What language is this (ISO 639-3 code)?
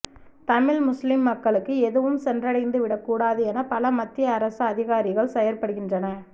tam